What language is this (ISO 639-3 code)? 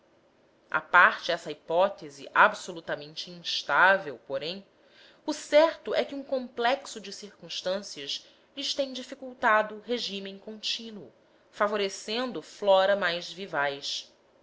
por